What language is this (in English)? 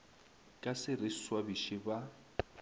Northern Sotho